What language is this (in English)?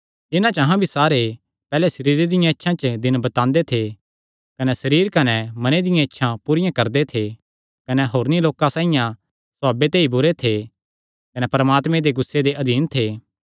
Kangri